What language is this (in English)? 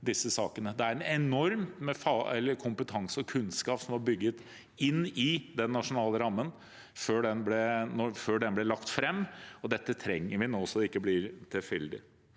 Norwegian